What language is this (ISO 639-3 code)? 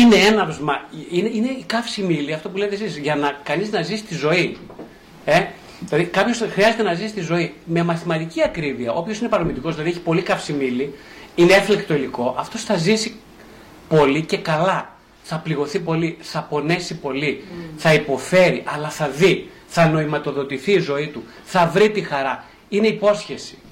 ell